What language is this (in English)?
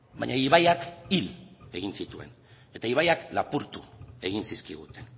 Basque